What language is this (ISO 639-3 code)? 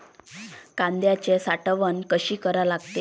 mar